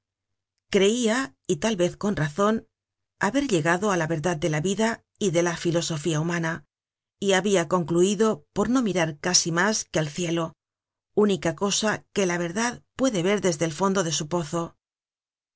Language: Spanish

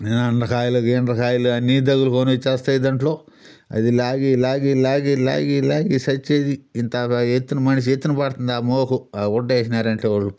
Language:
Telugu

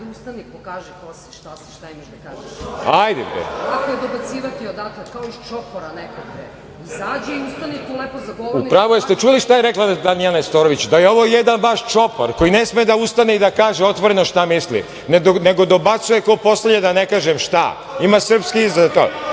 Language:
Serbian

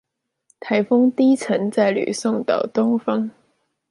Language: Chinese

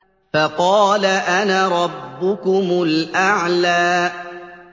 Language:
Arabic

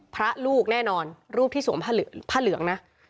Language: Thai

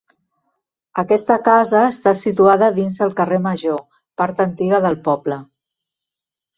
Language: Catalan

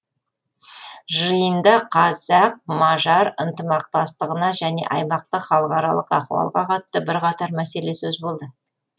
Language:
Kazakh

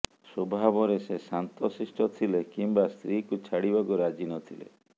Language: Odia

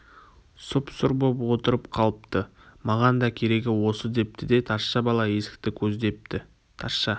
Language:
Kazakh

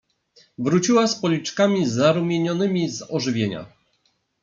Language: Polish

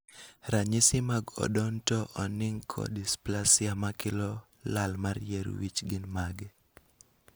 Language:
Luo (Kenya and Tanzania)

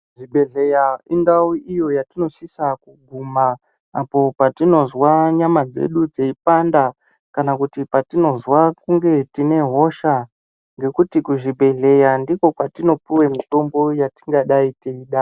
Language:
Ndau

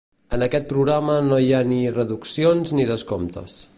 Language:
Catalan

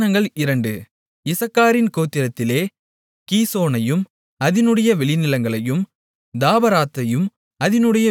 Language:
Tamil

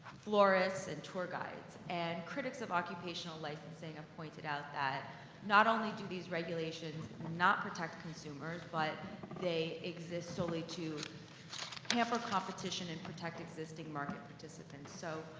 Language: English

